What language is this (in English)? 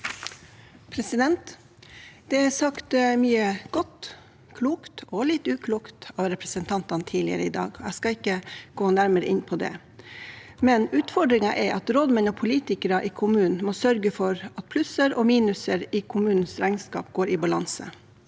Norwegian